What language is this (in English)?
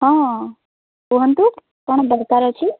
Odia